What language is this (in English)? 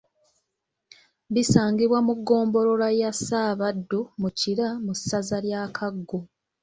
Ganda